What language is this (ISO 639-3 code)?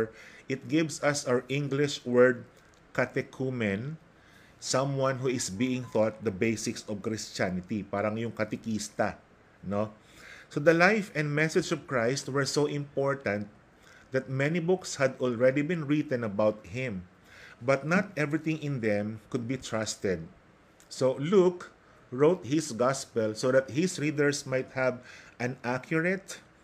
fil